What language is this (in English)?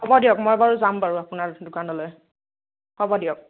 Assamese